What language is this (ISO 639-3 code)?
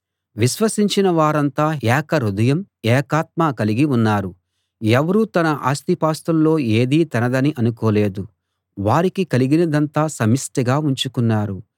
tel